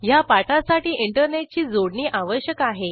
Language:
Marathi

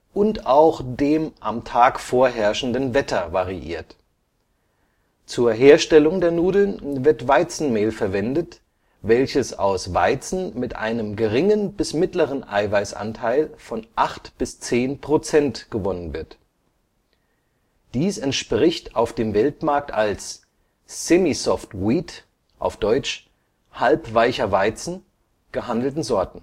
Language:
German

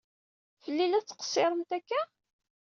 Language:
Kabyle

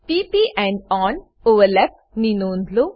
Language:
Gujarati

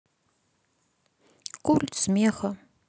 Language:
Russian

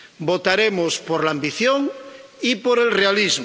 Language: Spanish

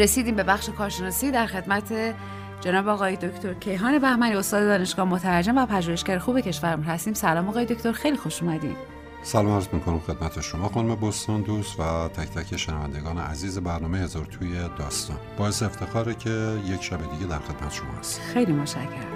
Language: Persian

